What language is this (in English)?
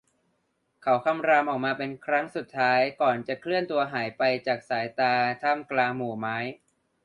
Thai